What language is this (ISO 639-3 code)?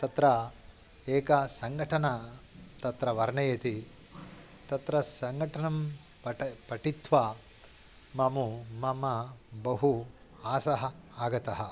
san